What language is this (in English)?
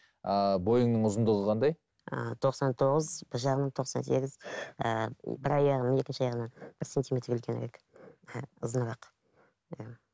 Kazakh